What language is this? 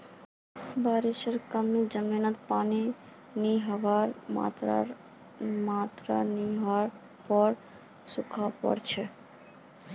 Magahi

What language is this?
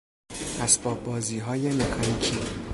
Persian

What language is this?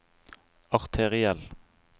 Norwegian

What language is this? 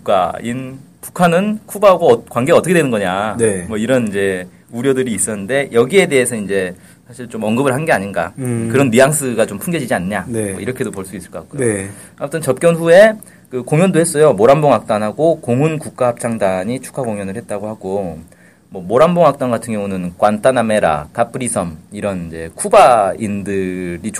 Korean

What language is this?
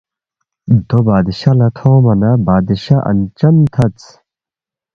Balti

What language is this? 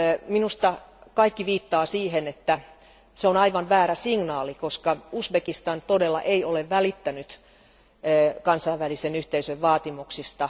Finnish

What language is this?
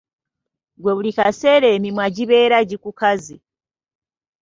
Ganda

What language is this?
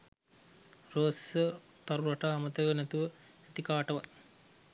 Sinhala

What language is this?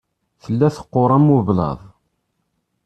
Kabyle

